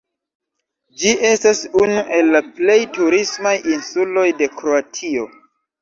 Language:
Esperanto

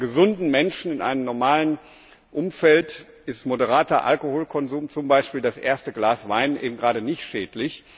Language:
German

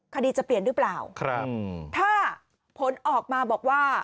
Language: Thai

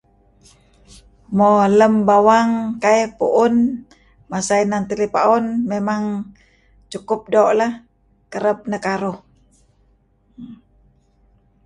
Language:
Kelabit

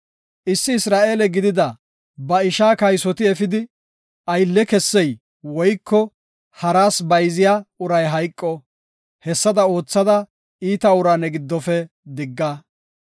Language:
Gofa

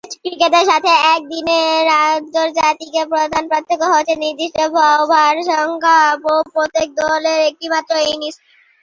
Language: Bangla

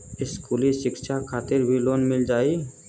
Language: Bhojpuri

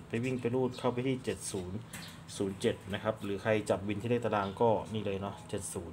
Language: Thai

